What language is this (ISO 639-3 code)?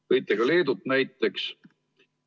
est